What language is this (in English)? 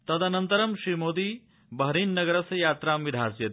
Sanskrit